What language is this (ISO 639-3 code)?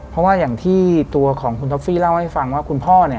tha